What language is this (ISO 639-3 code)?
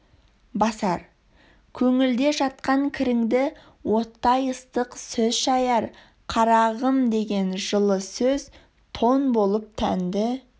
kaz